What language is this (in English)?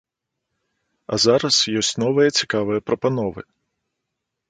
Belarusian